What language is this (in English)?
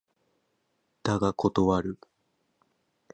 Japanese